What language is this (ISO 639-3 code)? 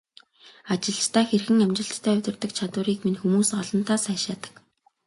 mon